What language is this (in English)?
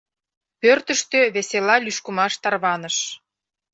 Mari